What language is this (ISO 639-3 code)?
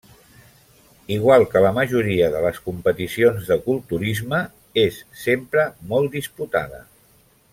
cat